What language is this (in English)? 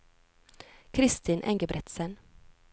Norwegian